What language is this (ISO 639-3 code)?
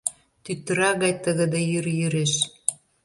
chm